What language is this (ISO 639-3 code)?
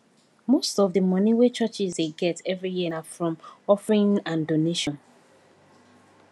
pcm